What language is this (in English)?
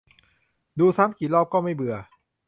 Thai